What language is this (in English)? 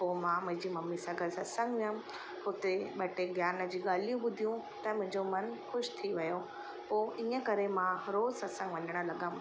Sindhi